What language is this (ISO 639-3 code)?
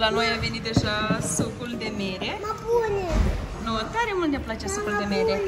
ron